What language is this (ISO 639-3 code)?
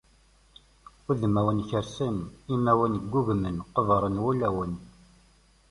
kab